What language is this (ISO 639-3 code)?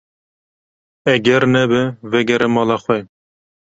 kur